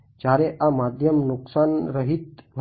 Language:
Gujarati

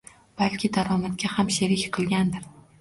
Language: Uzbek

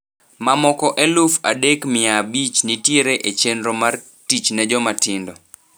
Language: Luo (Kenya and Tanzania)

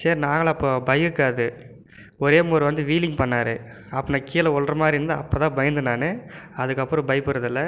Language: Tamil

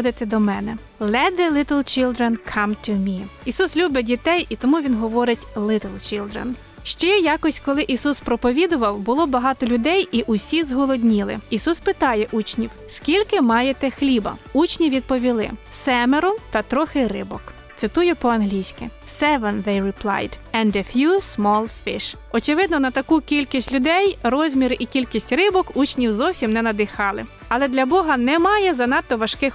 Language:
Ukrainian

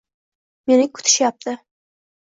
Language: Uzbek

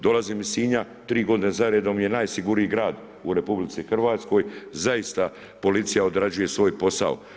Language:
Croatian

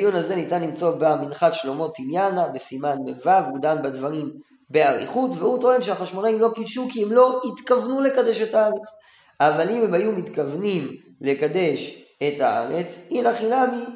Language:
Hebrew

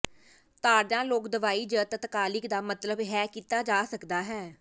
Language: Punjabi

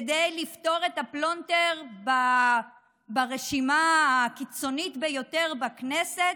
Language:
Hebrew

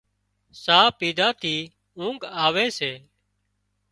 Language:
Wadiyara Koli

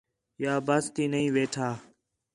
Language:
Khetrani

